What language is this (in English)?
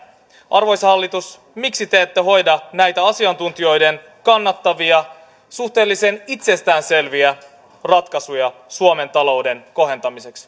Finnish